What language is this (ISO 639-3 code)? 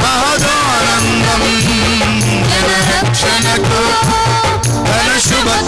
tel